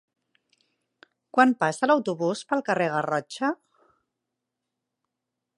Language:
Catalan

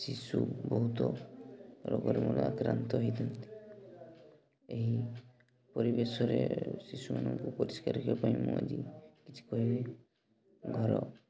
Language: Odia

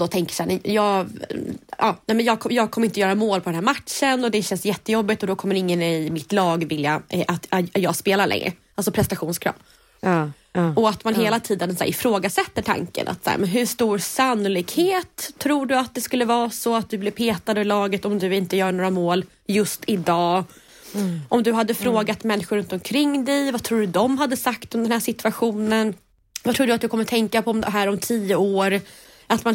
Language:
Swedish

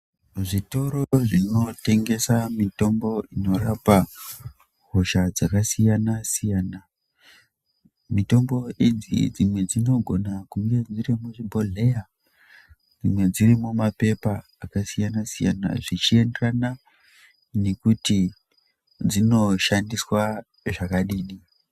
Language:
Ndau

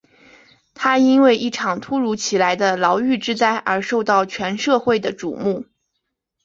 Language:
Chinese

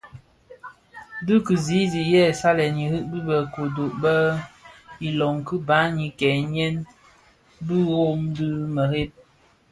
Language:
Bafia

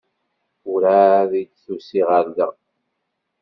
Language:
Kabyle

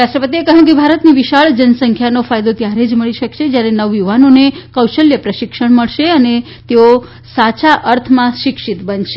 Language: Gujarati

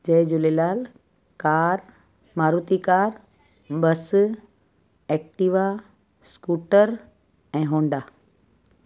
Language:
Sindhi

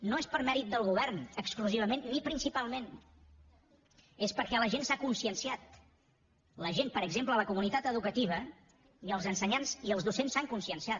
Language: Catalan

